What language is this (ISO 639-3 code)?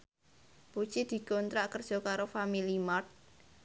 jav